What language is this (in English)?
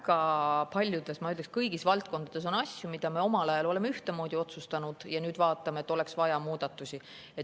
Estonian